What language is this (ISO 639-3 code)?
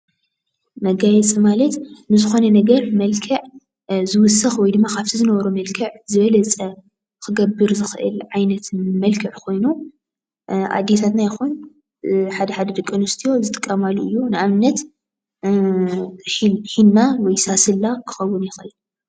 tir